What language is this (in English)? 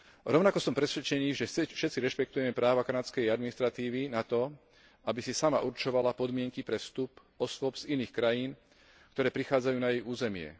Slovak